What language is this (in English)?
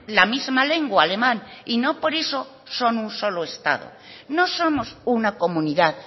Spanish